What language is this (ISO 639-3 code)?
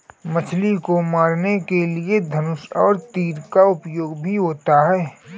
hin